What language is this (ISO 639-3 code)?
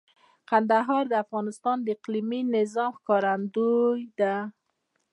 pus